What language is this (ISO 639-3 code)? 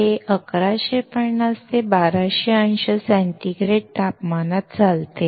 mar